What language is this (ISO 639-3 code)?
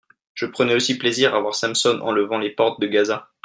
fra